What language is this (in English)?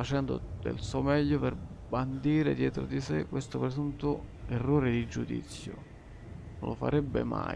Italian